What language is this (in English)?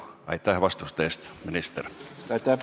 Estonian